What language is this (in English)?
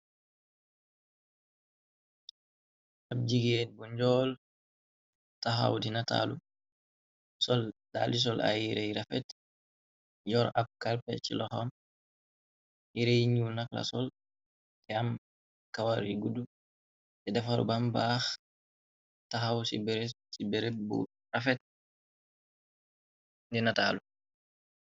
Wolof